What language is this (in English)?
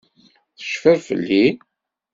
Kabyle